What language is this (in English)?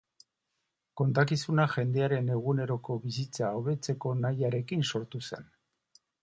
Basque